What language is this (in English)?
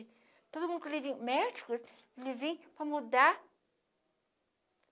Portuguese